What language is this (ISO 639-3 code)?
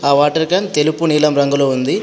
tel